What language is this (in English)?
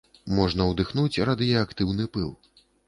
Belarusian